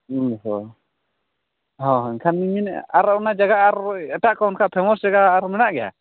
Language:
Santali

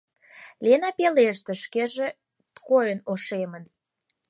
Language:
Mari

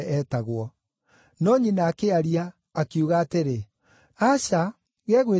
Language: Kikuyu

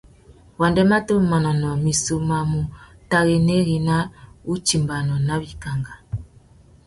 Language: Tuki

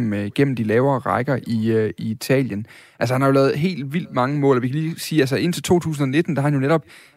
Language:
Danish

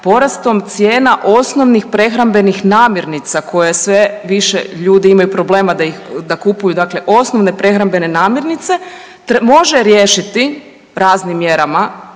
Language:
Croatian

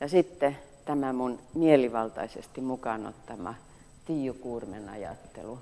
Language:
Finnish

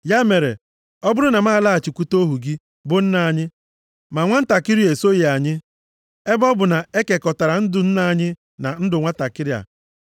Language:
Igbo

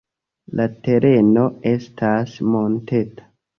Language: Esperanto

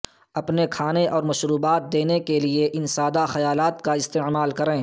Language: Urdu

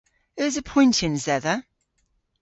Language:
Cornish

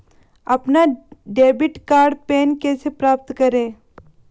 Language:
Hindi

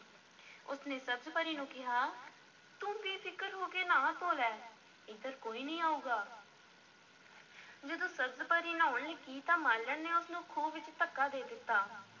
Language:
Punjabi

